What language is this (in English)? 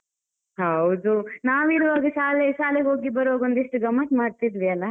Kannada